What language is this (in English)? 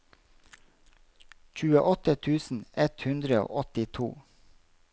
Norwegian